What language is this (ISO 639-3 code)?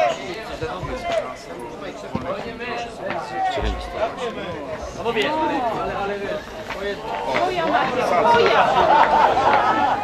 pol